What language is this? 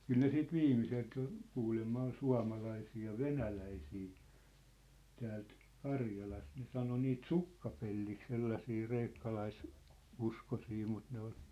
Finnish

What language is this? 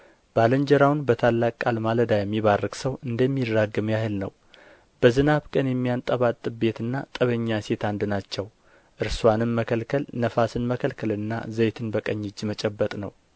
Amharic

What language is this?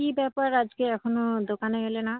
Bangla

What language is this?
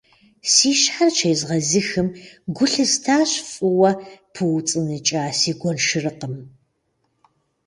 Kabardian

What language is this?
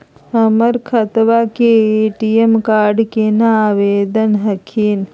Magahi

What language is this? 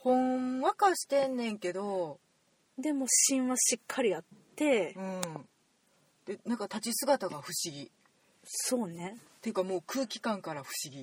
Japanese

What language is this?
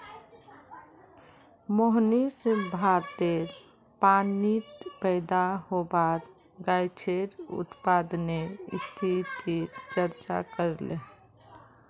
Magahi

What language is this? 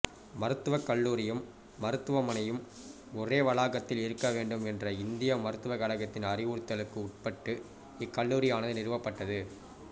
Tamil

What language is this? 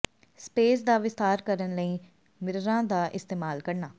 Punjabi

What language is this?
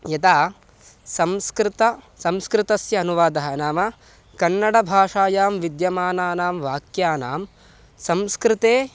Sanskrit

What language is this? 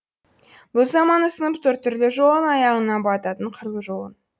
Kazakh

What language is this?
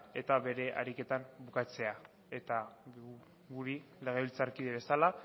Basque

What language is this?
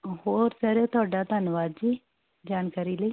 Punjabi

